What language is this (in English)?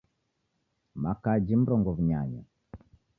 Taita